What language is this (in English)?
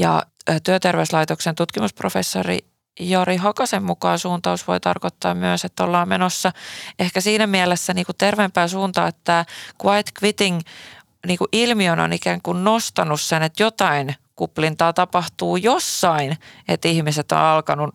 Finnish